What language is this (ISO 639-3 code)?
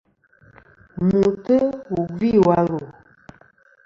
bkm